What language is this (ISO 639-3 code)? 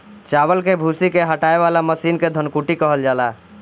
bho